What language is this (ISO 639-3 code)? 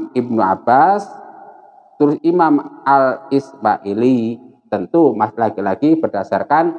ind